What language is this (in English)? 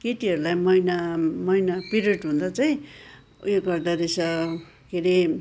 Nepali